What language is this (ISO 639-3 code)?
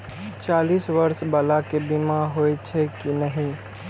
mai